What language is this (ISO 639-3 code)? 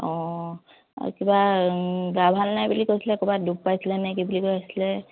asm